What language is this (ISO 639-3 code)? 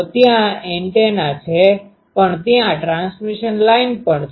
guj